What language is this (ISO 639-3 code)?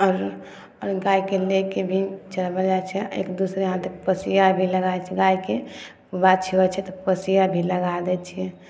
mai